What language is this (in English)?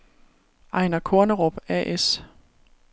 Danish